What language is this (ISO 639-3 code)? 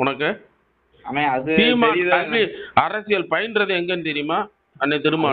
ara